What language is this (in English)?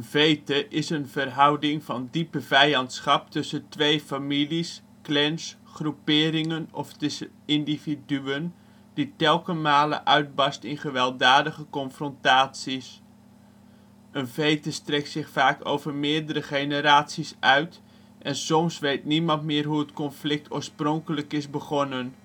Dutch